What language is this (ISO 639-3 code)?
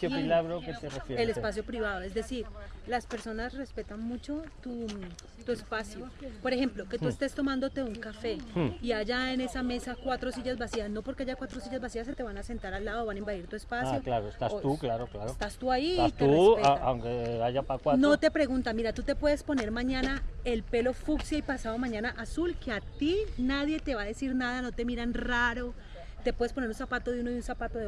spa